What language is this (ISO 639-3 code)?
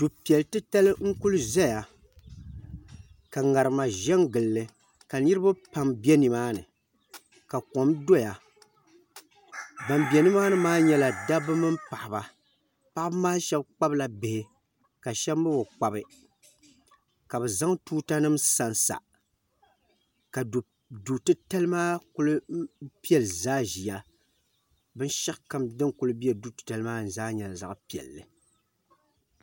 dag